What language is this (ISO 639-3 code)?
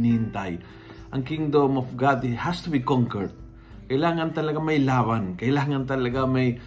fil